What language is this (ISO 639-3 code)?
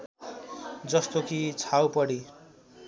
nep